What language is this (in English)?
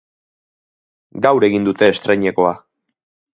Basque